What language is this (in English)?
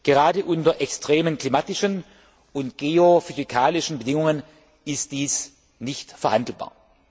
German